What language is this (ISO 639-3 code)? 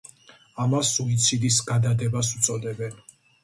kat